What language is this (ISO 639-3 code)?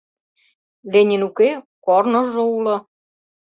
chm